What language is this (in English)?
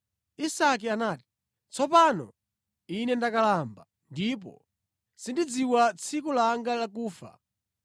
Nyanja